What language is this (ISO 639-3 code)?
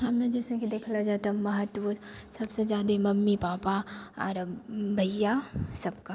mai